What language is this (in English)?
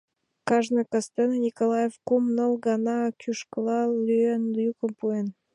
Mari